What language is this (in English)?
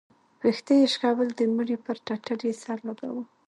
Pashto